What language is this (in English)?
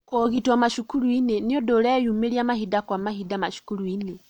Kikuyu